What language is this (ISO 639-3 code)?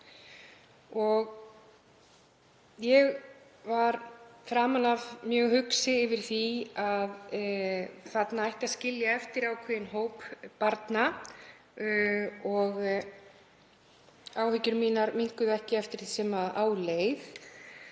isl